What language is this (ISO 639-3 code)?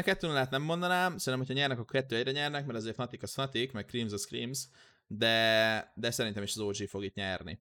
hun